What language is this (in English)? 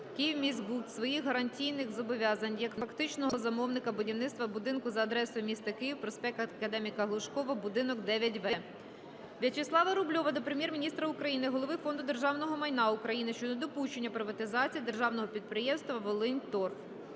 Ukrainian